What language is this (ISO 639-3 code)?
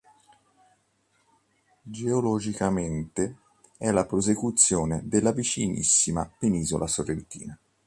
ita